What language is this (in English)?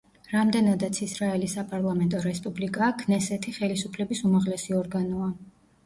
Georgian